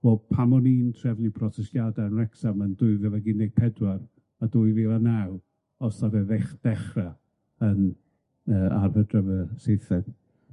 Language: Welsh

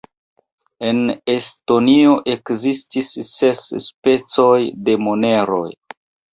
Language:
Esperanto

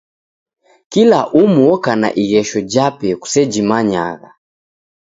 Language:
Taita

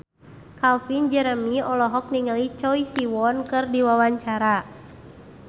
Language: Sundanese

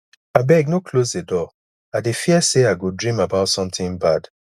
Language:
Nigerian Pidgin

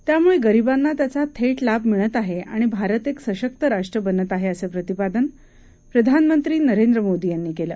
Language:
Marathi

